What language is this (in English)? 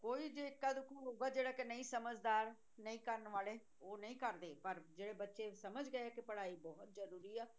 Punjabi